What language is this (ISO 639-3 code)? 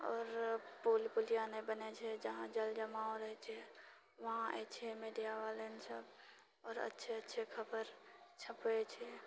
mai